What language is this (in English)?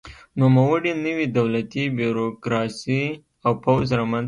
Pashto